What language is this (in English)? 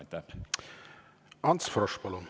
Estonian